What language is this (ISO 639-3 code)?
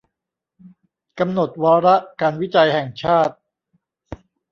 tha